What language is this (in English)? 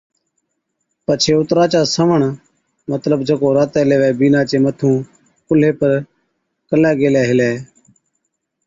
Od